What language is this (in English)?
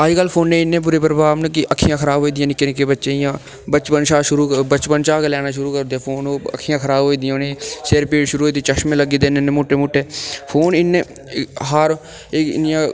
Dogri